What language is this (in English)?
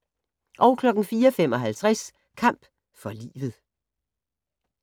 Danish